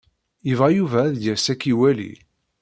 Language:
Kabyle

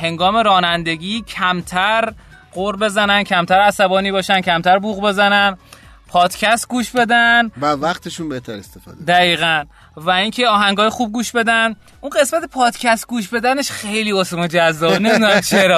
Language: Persian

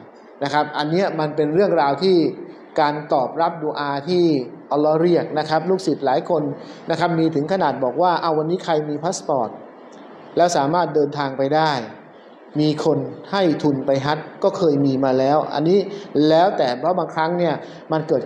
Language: Thai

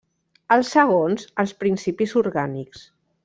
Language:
Catalan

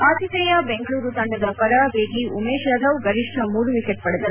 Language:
Kannada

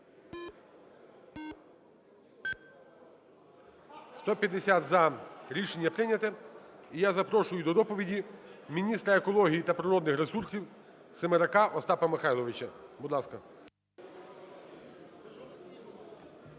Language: Ukrainian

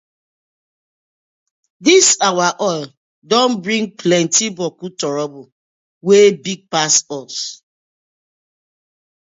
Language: Nigerian Pidgin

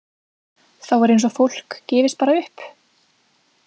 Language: Icelandic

